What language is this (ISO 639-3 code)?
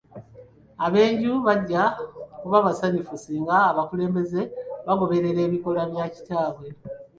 lug